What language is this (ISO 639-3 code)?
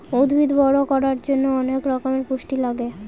ben